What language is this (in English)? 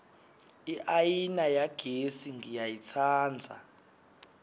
Swati